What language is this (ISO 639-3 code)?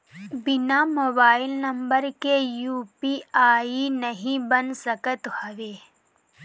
bho